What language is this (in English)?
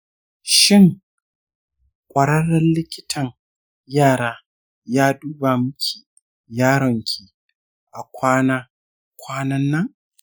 Hausa